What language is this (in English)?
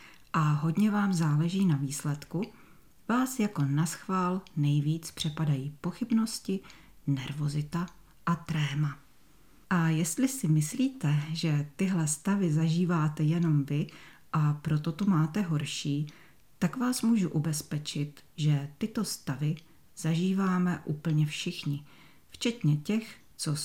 Czech